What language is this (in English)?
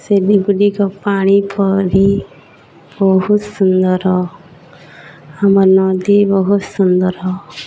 Odia